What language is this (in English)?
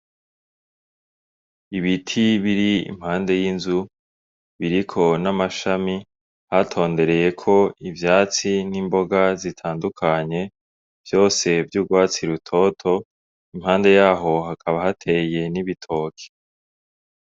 Rundi